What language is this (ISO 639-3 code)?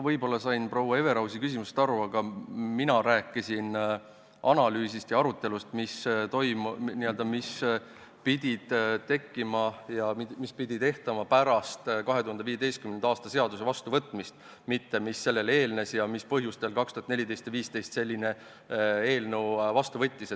est